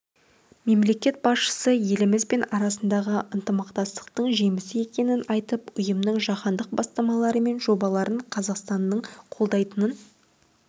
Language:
Kazakh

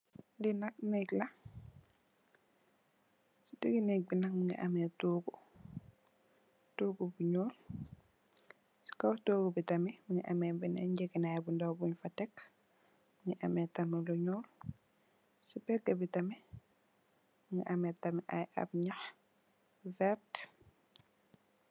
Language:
Wolof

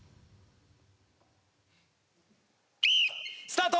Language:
Japanese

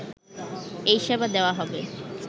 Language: Bangla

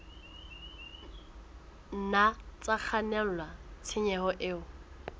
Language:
Southern Sotho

